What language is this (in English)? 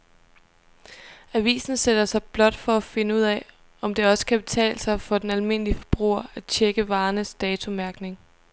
Danish